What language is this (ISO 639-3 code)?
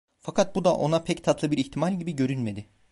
tur